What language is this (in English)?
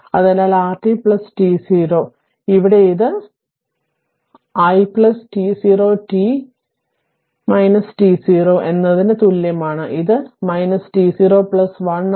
Malayalam